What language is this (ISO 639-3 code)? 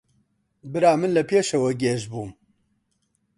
ckb